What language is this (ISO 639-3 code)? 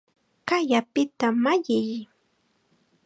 qxa